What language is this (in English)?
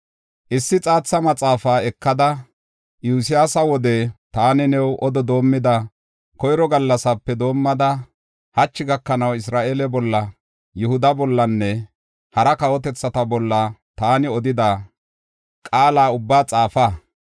Gofa